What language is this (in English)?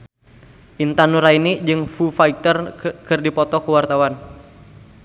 Sundanese